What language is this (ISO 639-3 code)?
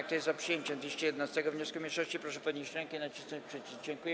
pol